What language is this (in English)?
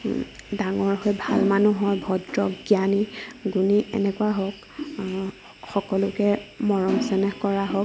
Assamese